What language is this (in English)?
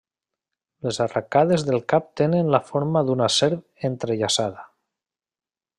Catalan